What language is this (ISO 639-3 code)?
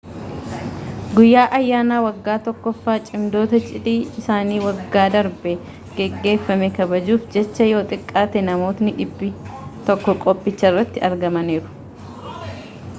orm